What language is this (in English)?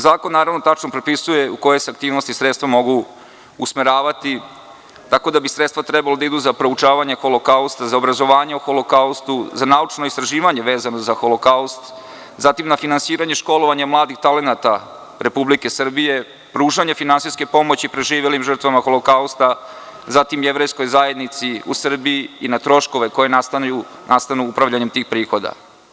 Serbian